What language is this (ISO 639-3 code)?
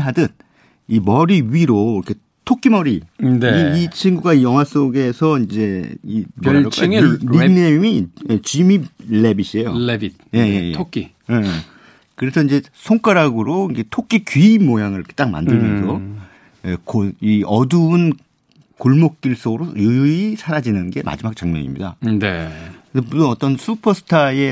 kor